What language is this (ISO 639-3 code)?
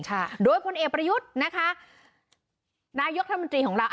tha